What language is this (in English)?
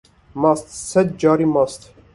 Kurdish